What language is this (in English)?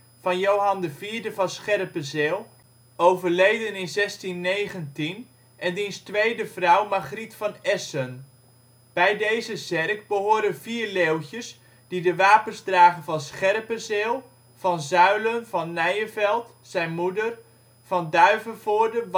Dutch